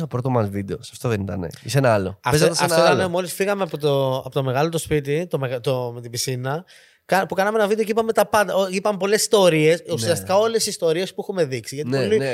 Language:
Greek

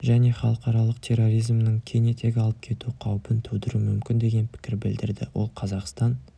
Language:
Kazakh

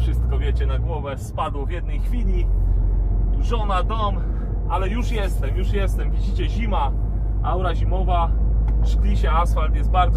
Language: Polish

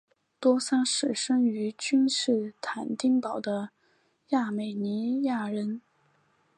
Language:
Chinese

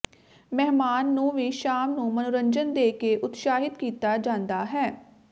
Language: Punjabi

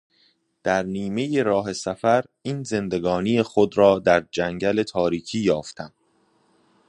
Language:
Persian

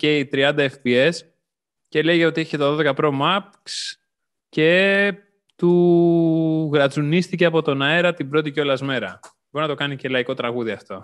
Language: Greek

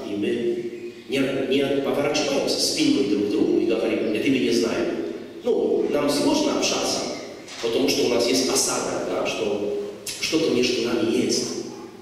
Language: Russian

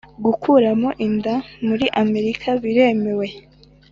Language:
Kinyarwanda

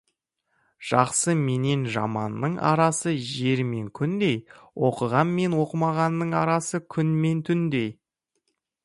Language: Kazakh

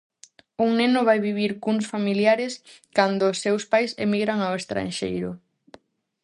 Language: Galician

